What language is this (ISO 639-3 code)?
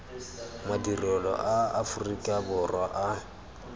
tsn